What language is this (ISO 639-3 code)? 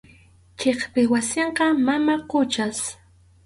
qxu